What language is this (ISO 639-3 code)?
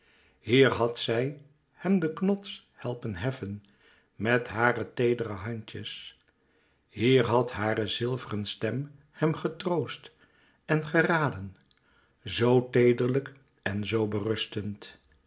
nld